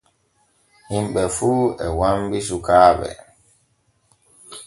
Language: Borgu Fulfulde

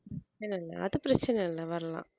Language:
Tamil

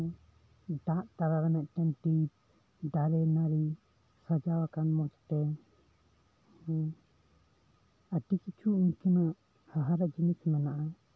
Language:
Santali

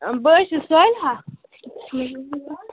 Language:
Kashmiri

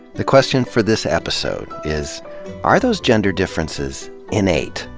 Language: English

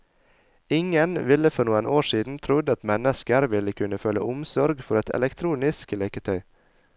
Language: Norwegian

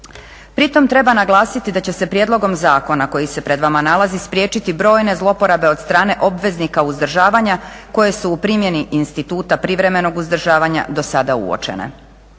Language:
Croatian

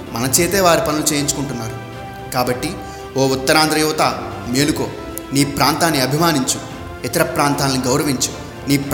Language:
Telugu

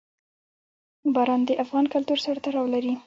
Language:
Pashto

